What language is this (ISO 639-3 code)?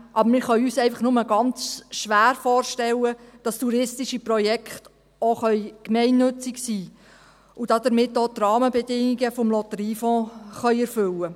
gsw